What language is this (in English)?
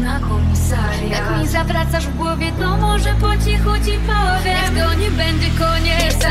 Polish